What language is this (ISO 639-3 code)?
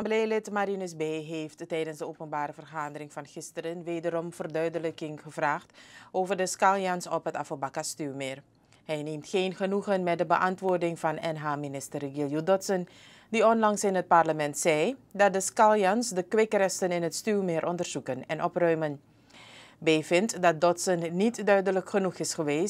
nld